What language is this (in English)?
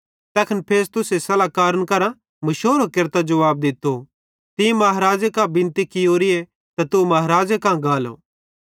Bhadrawahi